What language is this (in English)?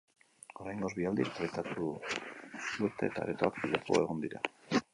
Basque